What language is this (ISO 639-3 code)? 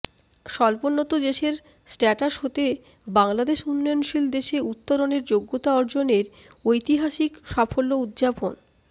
ben